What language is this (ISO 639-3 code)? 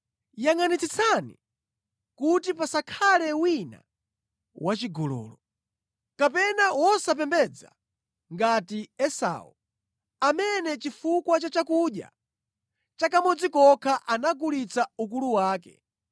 nya